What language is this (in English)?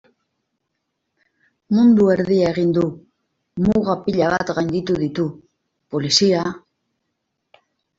Basque